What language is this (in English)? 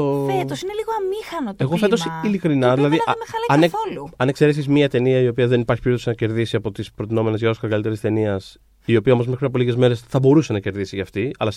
Greek